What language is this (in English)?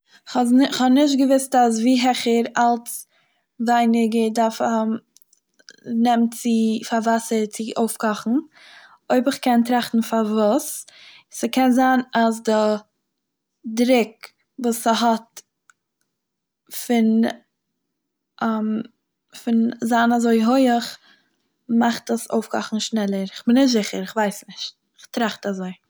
Yiddish